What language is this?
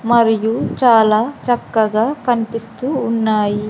Telugu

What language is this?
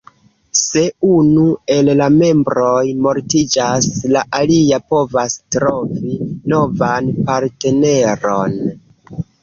Esperanto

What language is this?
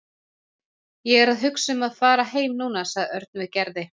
Icelandic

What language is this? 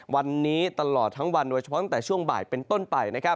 Thai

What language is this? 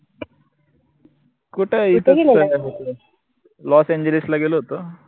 Marathi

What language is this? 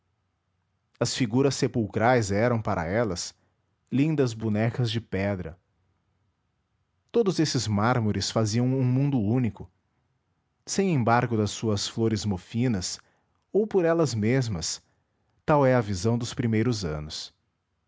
Portuguese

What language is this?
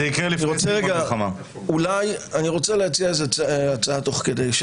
Hebrew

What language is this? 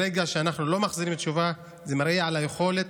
Hebrew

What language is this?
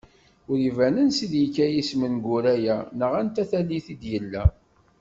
Kabyle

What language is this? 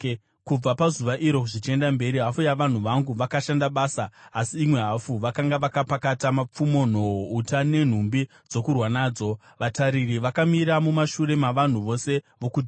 Shona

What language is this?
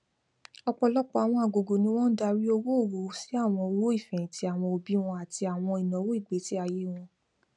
Yoruba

